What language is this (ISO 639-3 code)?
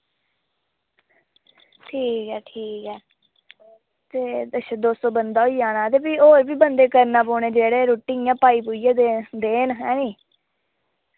doi